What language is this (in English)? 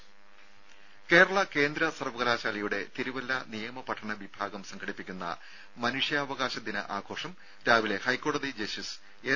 Malayalam